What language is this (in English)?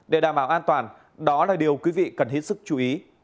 Vietnamese